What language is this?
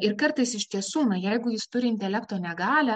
Lithuanian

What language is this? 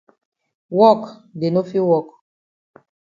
Cameroon Pidgin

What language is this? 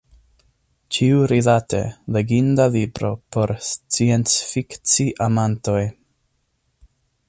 Esperanto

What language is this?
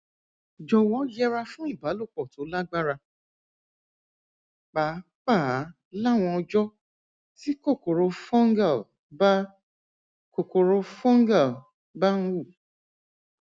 Yoruba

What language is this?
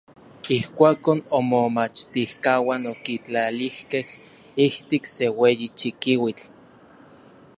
Orizaba Nahuatl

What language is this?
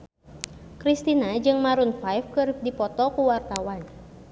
Sundanese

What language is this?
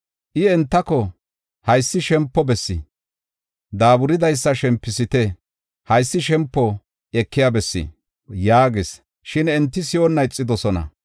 Gofa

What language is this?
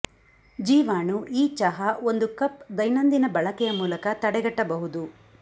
Kannada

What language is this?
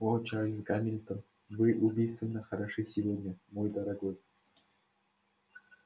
Russian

